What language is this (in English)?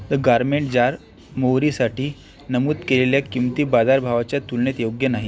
Marathi